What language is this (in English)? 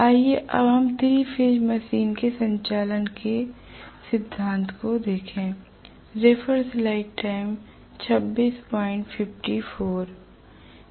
Hindi